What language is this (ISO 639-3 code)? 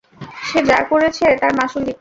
ben